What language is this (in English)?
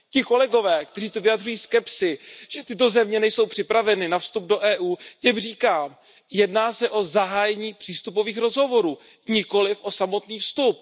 Czech